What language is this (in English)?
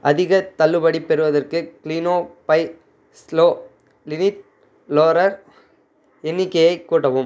Tamil